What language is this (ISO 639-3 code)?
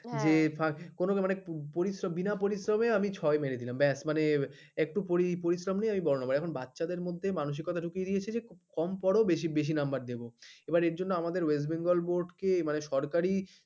ben